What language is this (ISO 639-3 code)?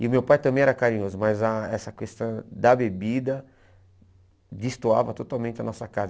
por